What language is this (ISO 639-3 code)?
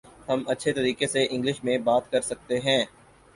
urd